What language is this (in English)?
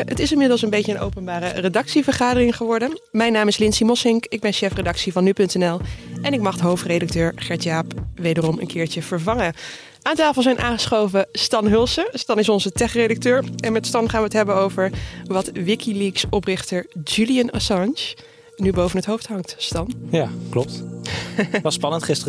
Dutch